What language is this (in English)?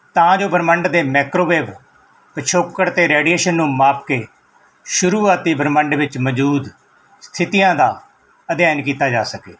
Punjabi